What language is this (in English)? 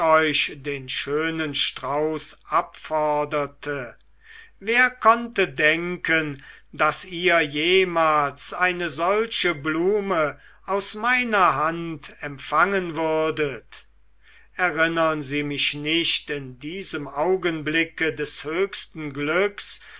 German